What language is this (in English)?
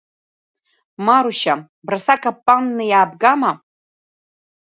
Abkhazian